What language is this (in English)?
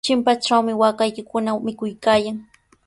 Sihuas Ancash Quechua